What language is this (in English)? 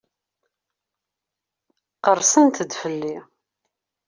Kabyle